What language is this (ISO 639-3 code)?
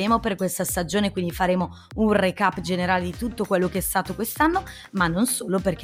ita